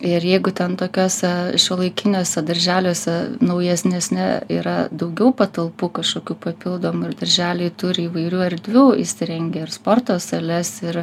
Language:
Lithuanian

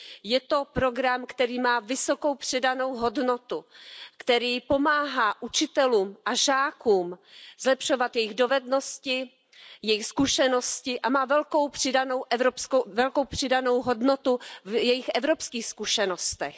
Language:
Czech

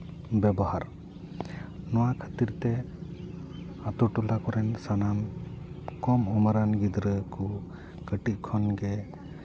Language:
Santali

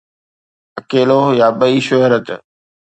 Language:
Sindhi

